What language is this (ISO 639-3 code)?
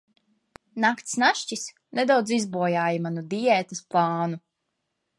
lav